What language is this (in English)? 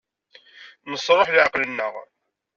Kabyle